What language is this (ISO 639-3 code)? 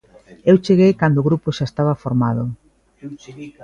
glg